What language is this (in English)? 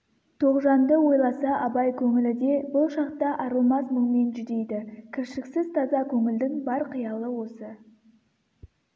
Kazakh